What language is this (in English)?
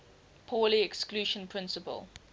English